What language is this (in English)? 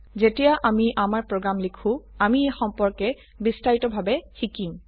Assamese